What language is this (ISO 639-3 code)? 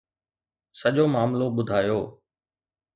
snd